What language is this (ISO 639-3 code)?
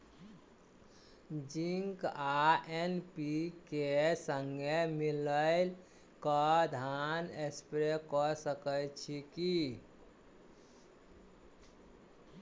mai